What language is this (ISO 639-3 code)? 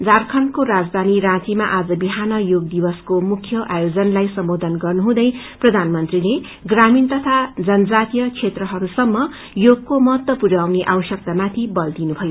nep